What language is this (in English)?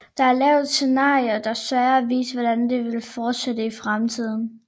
Danish